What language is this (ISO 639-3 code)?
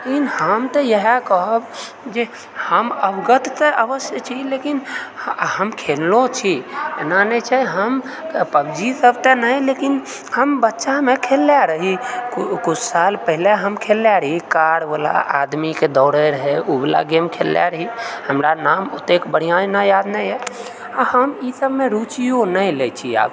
mai